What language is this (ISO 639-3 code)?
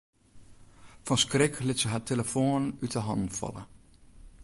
fry